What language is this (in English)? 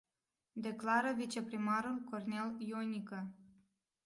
Romanian